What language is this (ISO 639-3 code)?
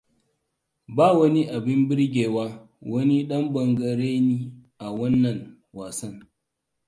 hau